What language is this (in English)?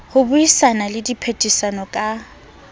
Southern Sotho